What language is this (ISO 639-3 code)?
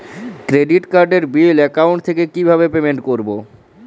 ben